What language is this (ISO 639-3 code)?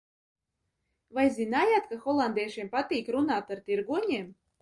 lav